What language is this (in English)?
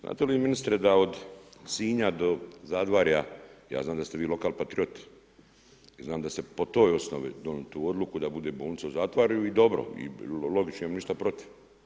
Croatian